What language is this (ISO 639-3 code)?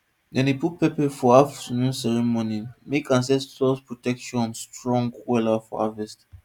pcm